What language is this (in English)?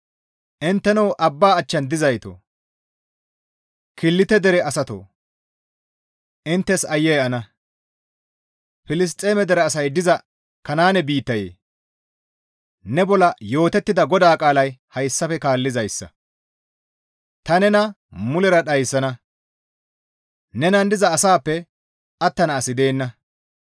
Gamo